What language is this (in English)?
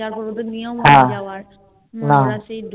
Bangla